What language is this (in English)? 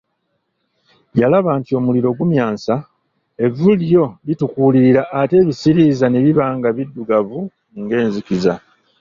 Ganda